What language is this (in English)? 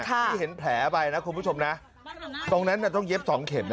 Thai